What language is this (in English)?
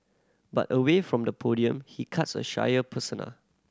English